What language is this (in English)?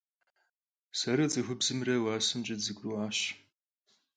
Kabardian